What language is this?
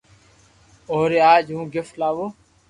Loarki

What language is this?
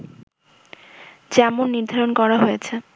Bangla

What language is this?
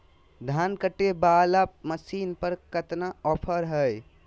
Magahi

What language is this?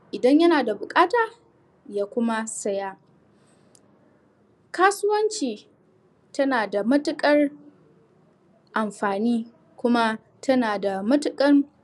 Hausa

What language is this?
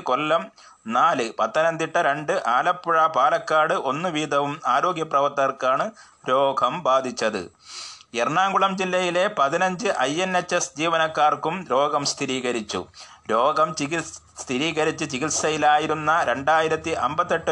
Malayalam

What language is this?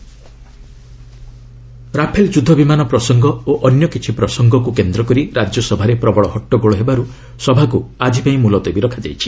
Odia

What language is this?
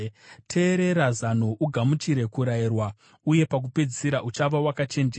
Shona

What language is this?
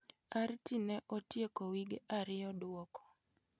Luo (Kenya and Tanzania)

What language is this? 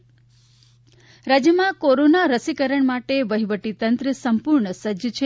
Gujarati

